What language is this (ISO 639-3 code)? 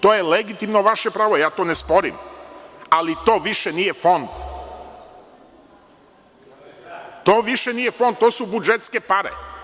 srp